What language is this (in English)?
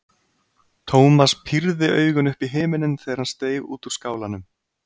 Icelandic